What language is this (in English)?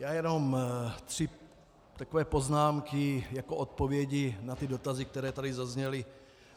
Czech